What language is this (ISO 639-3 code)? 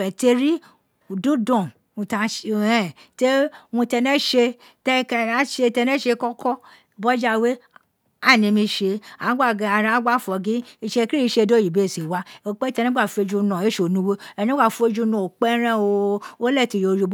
its